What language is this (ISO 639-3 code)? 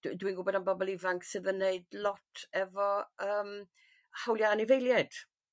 cym